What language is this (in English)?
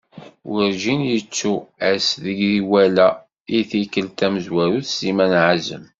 Kabyle